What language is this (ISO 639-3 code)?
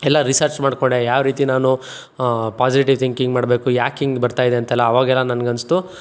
kan